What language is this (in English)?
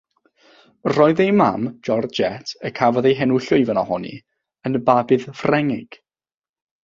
Welsh